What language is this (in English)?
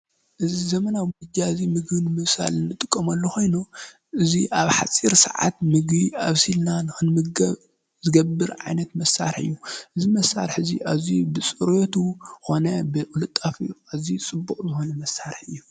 Tigrinya